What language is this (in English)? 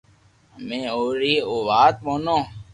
Loarki